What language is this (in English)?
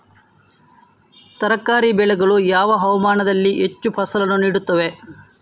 Kannada